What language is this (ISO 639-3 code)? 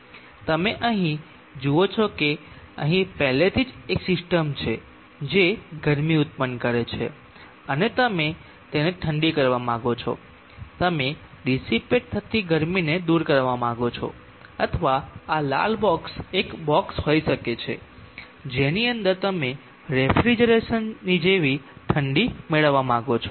guj